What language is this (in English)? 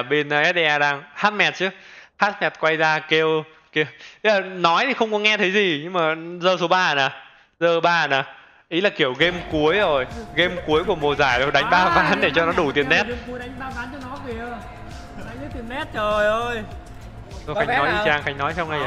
Vietnamese